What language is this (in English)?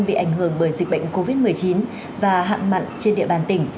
Vietnamese